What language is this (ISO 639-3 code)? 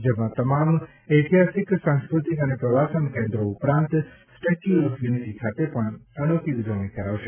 guj